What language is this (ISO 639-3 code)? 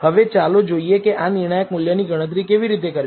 guj